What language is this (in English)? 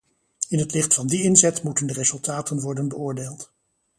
Dutch